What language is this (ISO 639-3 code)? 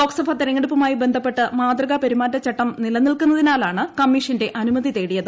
mal